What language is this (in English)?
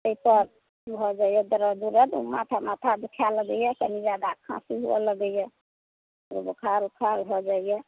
Maithili